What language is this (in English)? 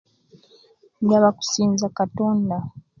Kenyi